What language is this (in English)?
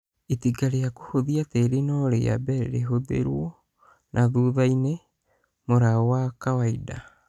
Kikuyu